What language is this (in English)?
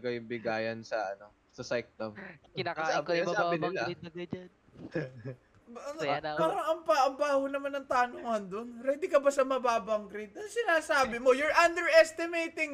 Filipino